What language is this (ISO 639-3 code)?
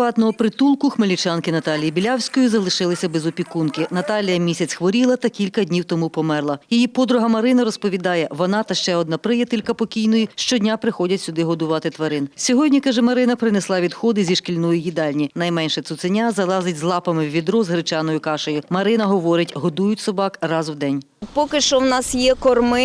ukr